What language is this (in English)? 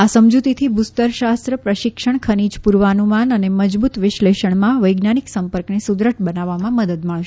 Gujarati